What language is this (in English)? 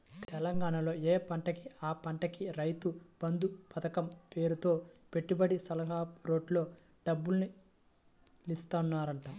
Telugu